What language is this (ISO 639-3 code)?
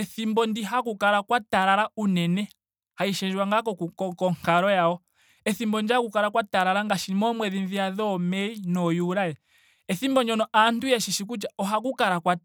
ndo